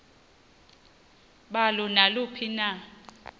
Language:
Xhosa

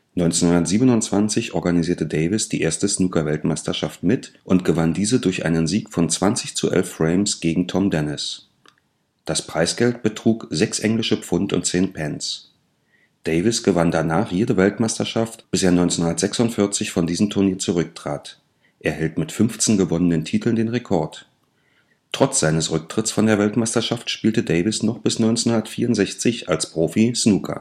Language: German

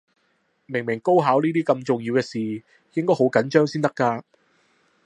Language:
Cantonese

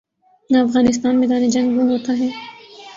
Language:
Urdu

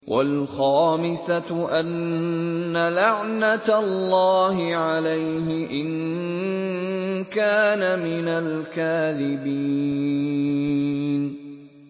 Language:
Arabic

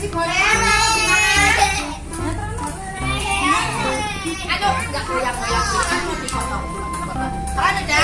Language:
Indonesian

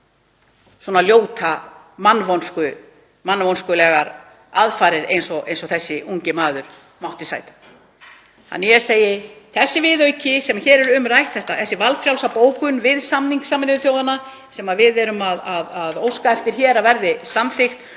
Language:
Icelandic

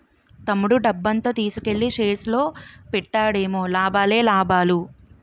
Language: Telugu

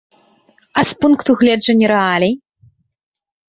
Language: Belarusian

